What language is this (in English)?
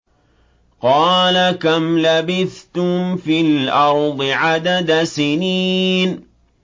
Arabic